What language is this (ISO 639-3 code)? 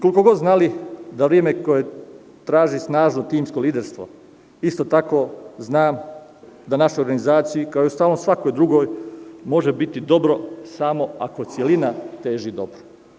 srp